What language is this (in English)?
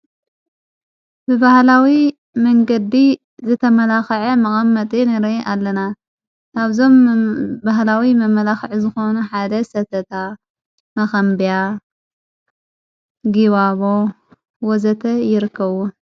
Tigrinya